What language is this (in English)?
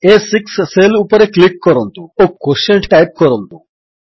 Odia